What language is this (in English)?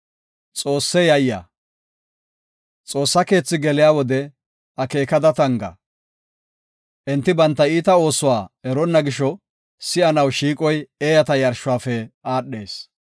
Gofa